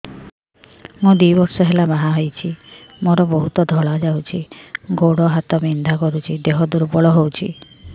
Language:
Odia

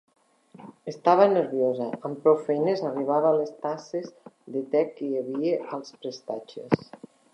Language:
Catalan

